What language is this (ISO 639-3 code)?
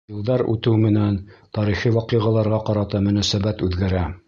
bak